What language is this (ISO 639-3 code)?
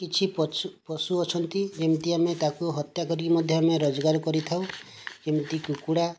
ori